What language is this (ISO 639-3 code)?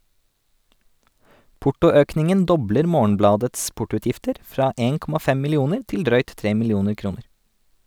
nor